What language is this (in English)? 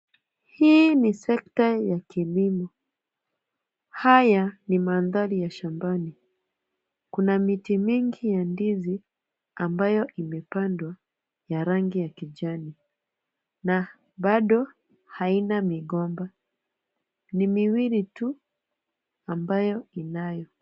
Swahili